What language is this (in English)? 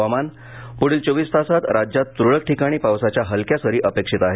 Marathi